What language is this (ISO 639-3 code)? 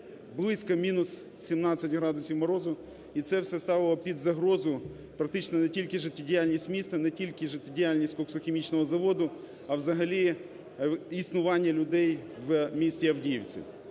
ukr